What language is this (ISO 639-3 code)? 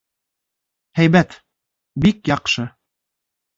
bak